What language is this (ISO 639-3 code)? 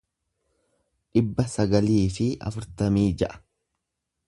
orm